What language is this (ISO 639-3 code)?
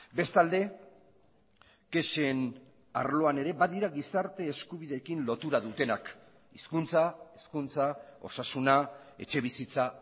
eus